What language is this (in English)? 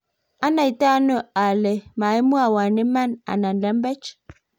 Kalenjin